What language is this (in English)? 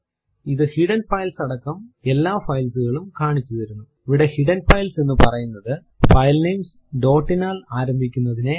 Malayalam